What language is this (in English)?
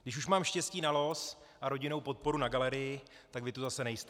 Czech